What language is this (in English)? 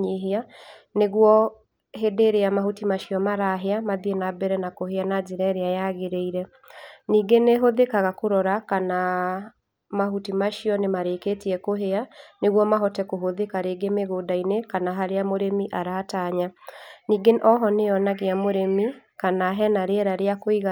Kikuyu